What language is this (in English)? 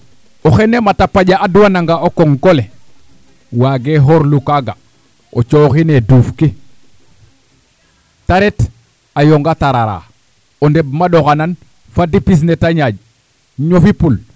Serer